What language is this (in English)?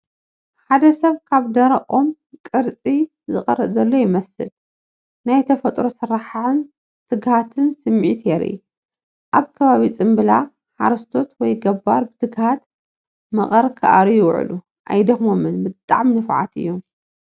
Tigrinya